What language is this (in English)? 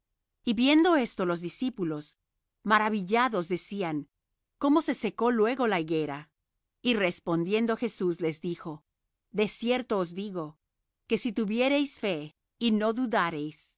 Spanish